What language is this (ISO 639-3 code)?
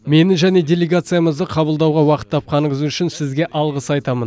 kaz